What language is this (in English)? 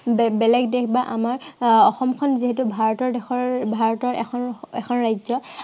Assamese